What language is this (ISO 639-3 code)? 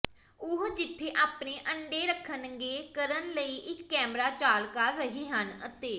pan